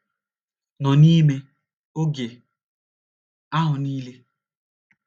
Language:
Igbo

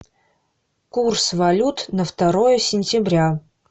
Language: Russian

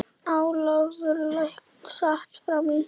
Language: Icelandic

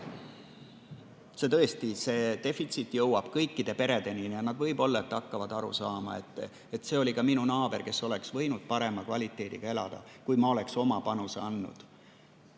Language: Estonian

